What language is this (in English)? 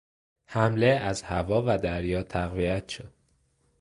Persian